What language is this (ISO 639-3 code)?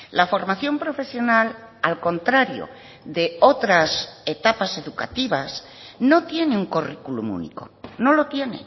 spa